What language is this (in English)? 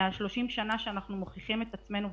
Hebrew